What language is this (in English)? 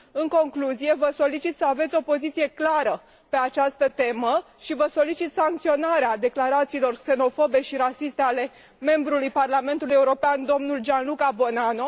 Romanian